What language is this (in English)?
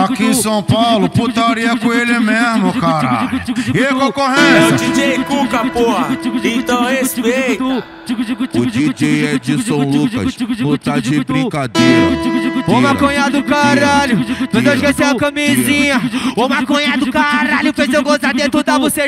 Portuguese